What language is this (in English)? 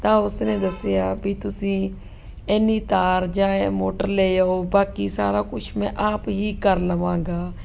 Punjabi